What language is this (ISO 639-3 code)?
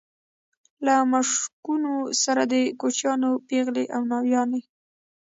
pus